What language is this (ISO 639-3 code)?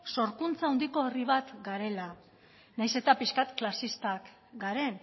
eus